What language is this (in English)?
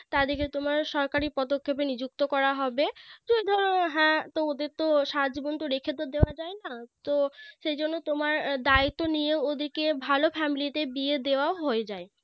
Bangla